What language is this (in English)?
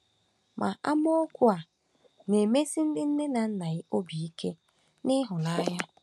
Igbo